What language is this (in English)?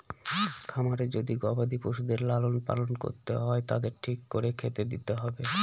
Bangla